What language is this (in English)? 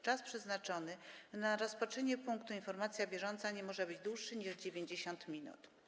Polish